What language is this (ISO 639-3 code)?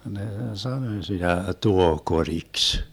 fin